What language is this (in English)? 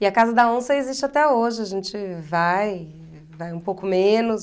Portuguese